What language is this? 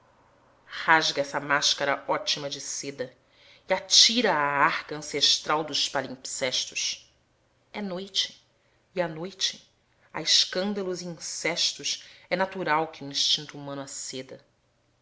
Portuguese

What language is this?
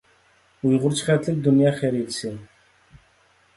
Uyghur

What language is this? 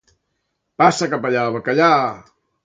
Catalan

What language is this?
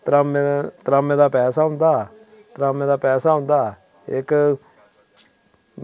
Dogri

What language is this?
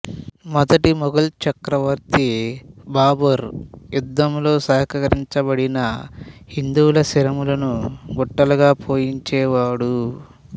Telugu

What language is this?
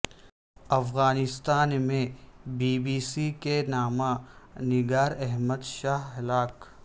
Urdu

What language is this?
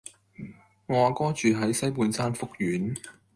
Cantonese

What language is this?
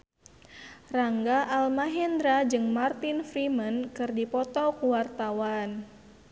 Sundanese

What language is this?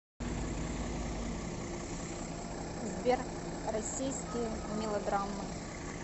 Russian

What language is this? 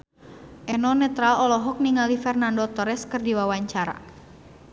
Sundanese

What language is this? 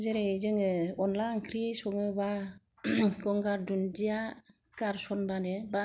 Bodo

